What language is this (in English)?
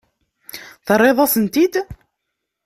Kabyle